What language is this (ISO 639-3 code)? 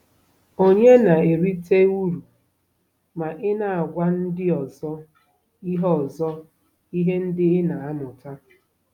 ibo